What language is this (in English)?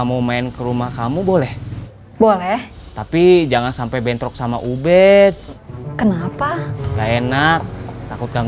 Indonesian